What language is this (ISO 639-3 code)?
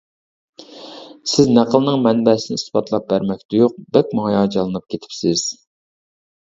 uig